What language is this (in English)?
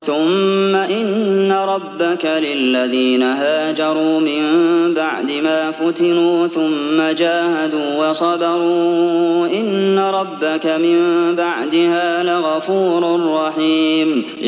Arabic